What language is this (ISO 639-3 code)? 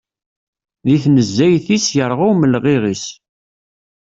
kab